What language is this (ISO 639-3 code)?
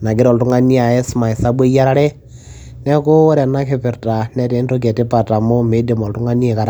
mas